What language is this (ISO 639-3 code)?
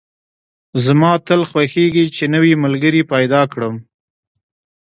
pus